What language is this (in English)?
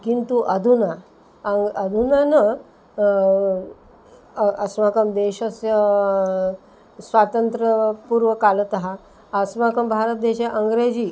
Sanskrit